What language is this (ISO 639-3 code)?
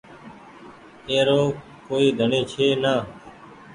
gig